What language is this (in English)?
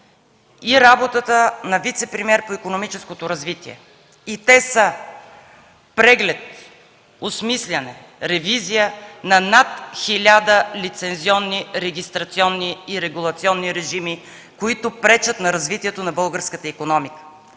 Bulgarian